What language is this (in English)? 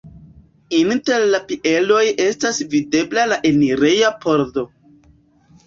Esperanto